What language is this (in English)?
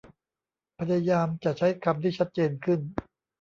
Thai